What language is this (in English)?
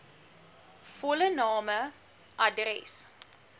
Afrikaans